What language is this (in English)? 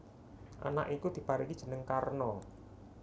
Javanese